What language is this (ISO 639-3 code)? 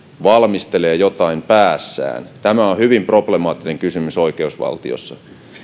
fin